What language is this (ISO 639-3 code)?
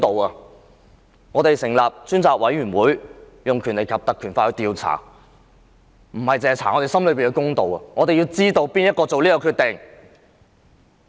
yue